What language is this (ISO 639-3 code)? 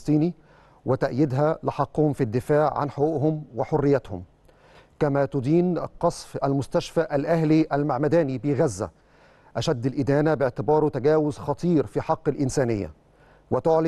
ara